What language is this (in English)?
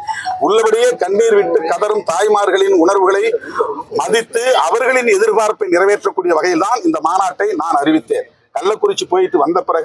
Tamil